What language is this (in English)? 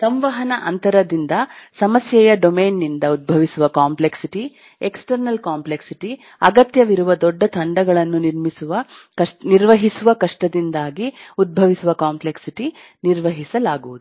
Kannada